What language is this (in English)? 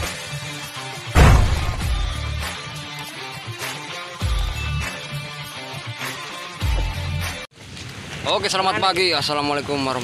Indonesian